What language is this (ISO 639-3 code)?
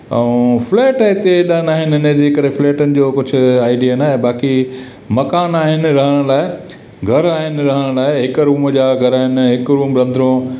snd